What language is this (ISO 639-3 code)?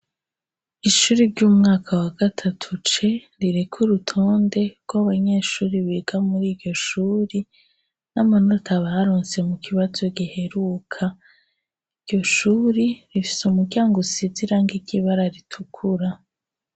run